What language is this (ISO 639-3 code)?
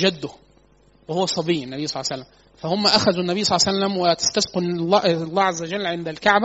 ara